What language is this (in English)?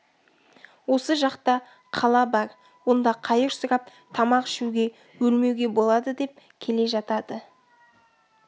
Kazakh